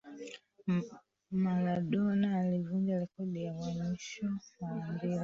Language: Swahili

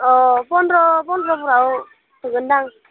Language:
Bodo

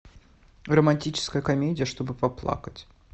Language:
Russian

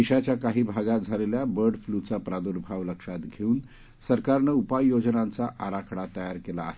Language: Marathi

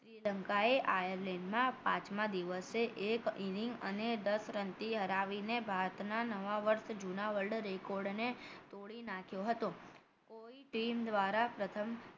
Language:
Gujarati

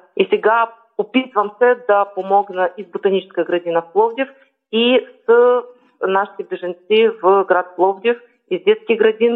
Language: Bulgarian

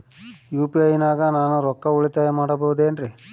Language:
Kannada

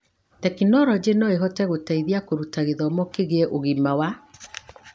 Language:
Kikuyu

